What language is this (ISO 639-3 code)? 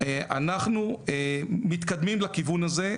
heb